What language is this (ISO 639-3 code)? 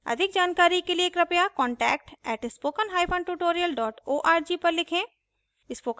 hin